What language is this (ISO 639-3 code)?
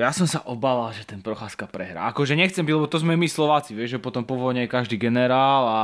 slk